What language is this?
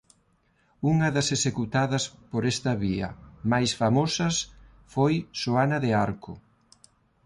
Galician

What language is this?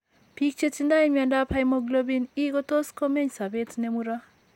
Kalenjin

